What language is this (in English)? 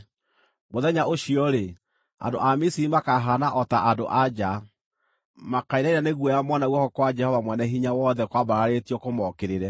Kikuyu